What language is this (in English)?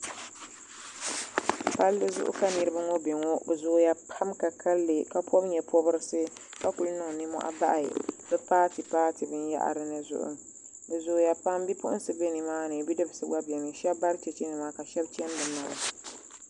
Dagbani